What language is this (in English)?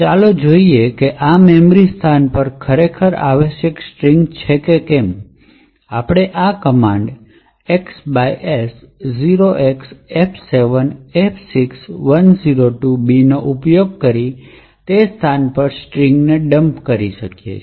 Gujarati